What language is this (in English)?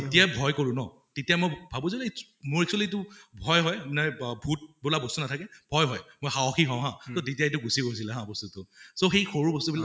Assamese